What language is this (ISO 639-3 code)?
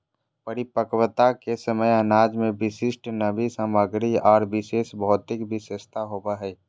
mag